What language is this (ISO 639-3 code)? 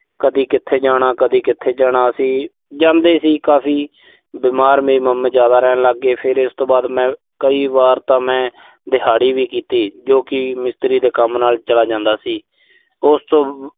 pan